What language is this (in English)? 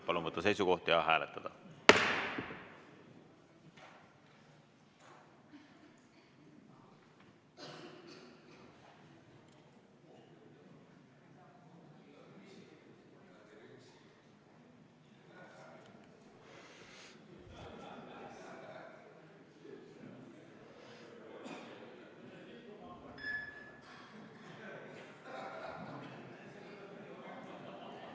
Estonian